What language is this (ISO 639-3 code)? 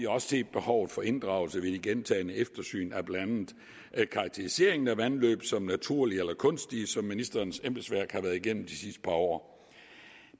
dan